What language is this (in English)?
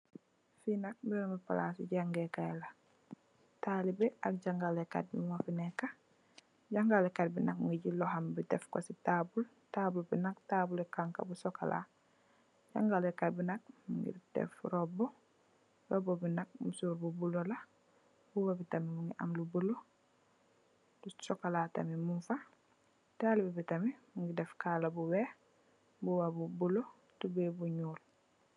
Wolof